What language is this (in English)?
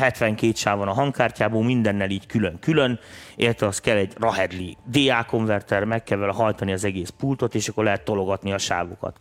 Hungarian